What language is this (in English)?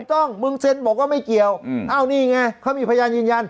Thai